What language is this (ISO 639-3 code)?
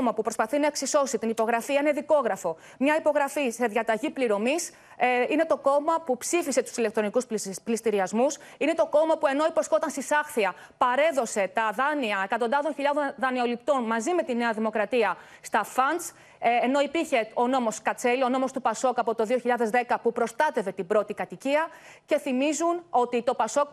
ell